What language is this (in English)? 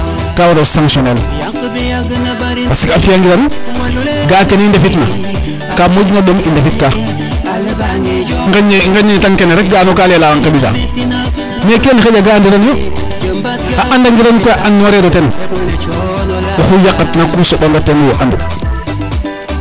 Serer